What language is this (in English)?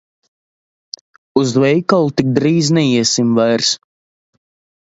Latvian